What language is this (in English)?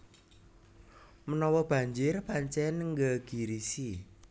Javanese